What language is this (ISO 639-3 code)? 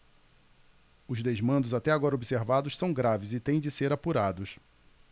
por